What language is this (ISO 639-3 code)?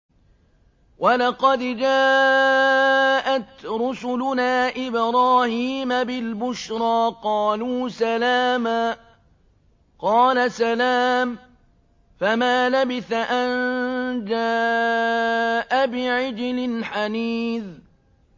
ara